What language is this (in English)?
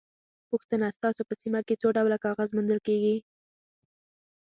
Pashto